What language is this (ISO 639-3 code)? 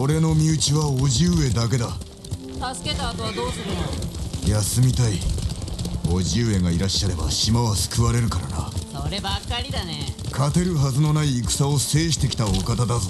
jpn